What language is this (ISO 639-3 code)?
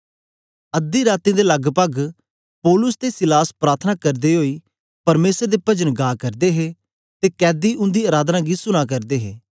doi